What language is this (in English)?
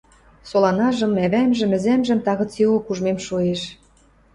Western Mari